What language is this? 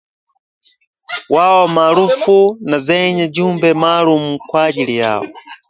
Swahili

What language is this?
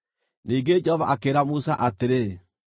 Kikuyu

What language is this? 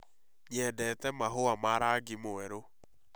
Kikuyu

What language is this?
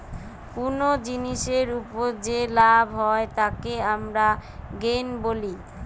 Bangla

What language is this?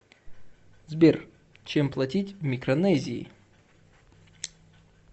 Russian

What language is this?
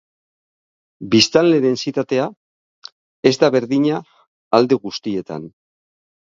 Basque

